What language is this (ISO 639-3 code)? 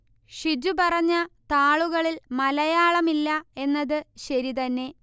mal